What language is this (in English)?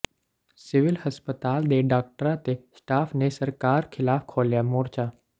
Punjabi